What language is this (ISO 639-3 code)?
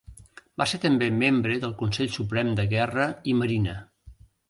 cat